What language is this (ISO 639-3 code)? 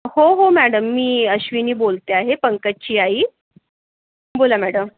mar